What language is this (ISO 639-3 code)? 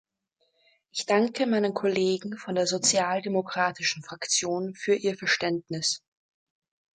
deu